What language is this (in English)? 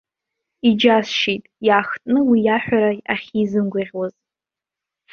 Abkhazian